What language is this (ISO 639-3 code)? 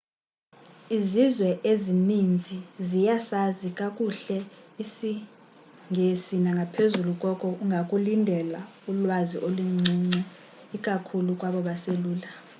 xho